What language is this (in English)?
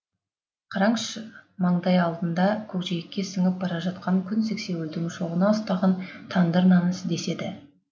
Kazakh